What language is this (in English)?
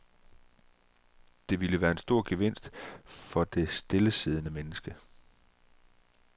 Danish